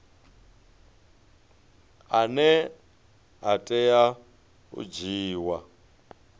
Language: Venda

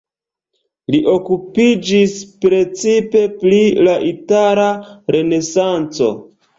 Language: Esperanto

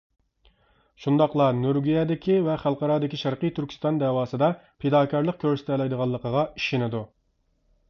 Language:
Uyghur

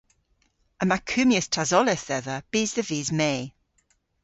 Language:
Cornish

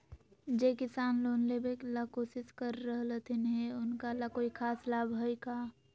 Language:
Magahi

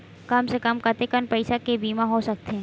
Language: Chhattisgarhi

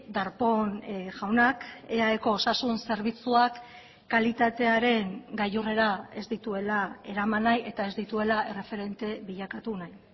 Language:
Basque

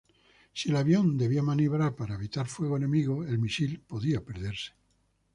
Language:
Spanish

